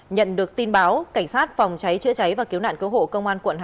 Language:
Vietnamese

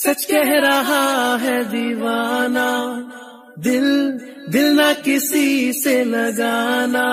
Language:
Turkish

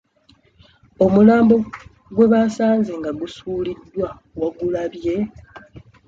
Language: Ganda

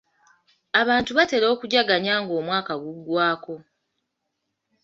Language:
Ganda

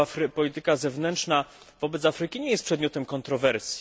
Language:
Polish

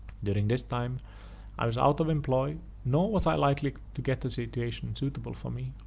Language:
English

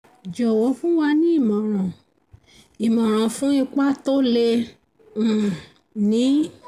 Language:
Yoruba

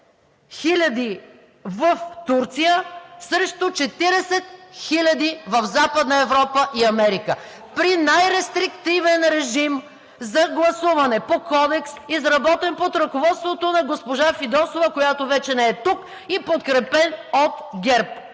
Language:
Bulgarian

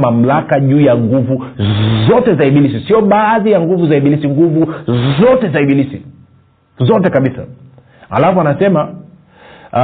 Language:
Swahili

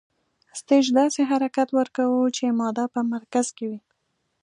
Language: Pashto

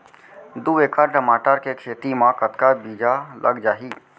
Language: Chhattisgarhi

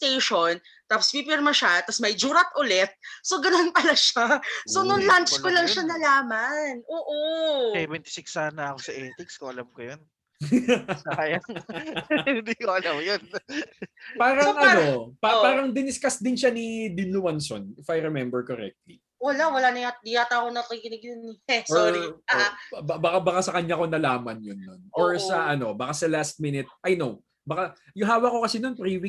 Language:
Filipino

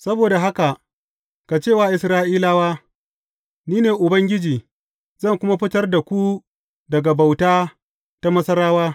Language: Hausa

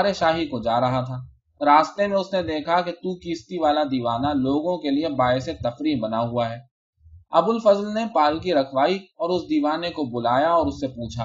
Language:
Urdu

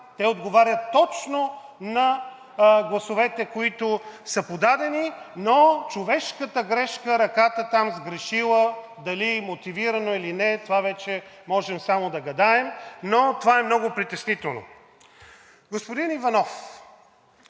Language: Bulgarian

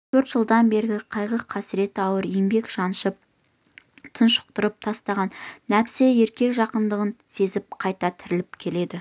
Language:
Kazakh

